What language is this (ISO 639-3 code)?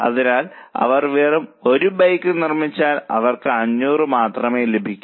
mal